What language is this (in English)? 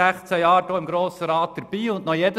Swiss German